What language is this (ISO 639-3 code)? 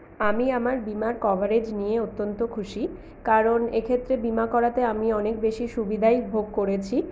ben